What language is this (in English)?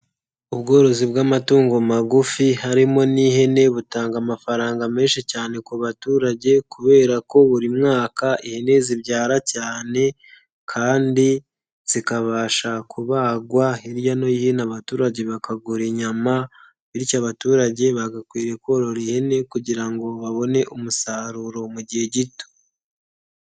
Kinyarwanda